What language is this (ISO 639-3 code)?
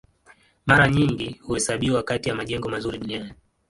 swa